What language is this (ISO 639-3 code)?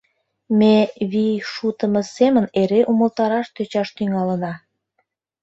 chm